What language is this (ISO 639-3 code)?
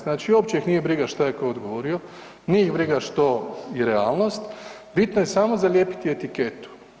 hrv